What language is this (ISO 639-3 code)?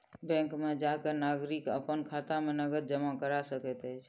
mai